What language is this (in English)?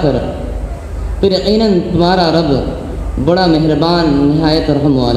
Arabic